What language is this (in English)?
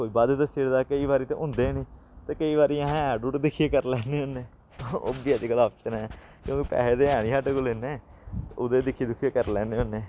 Dogri